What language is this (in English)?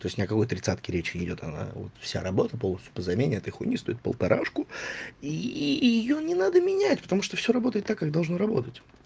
Russian